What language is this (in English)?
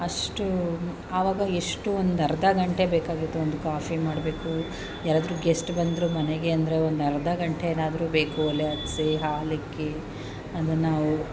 Kannada